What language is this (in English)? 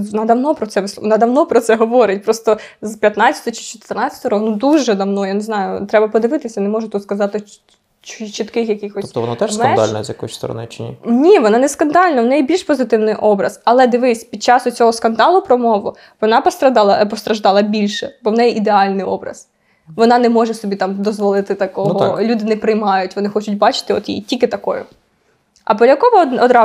Ukrainian